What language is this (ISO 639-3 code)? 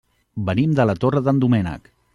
cat